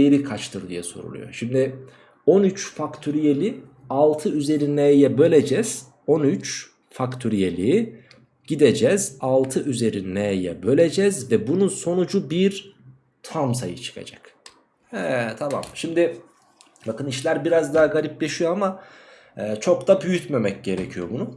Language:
Turkish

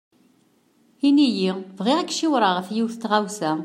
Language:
Kabyle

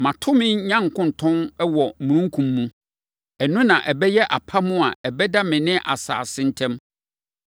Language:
Akan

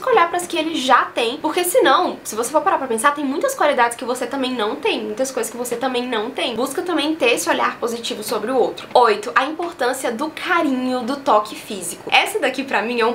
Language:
Portuguese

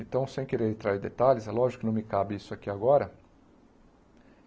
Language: Portuguese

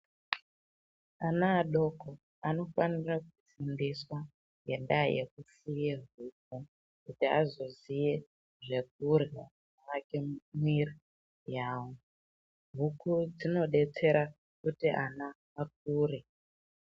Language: Ndau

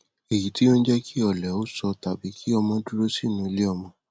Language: Yoruba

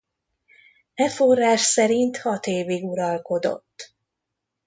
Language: Hungarian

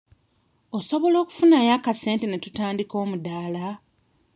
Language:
Ganda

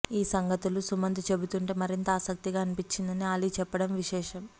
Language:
Telugu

